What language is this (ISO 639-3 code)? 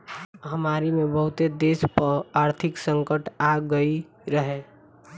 bho